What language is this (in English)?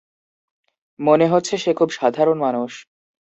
Bangla